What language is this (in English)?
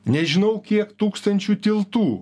Lithuanian